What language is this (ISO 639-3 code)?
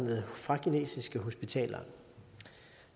dan